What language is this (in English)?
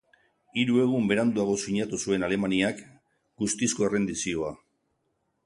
Basque